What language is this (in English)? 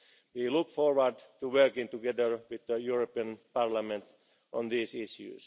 English